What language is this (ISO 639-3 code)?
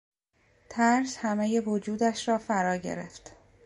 fas